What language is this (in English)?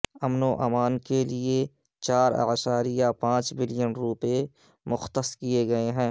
Urdu